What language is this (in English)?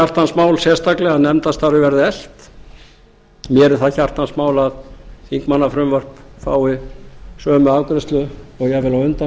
Icelandic